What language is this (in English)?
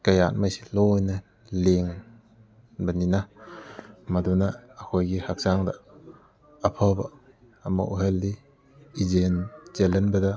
Manipuri